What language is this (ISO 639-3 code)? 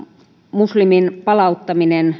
fin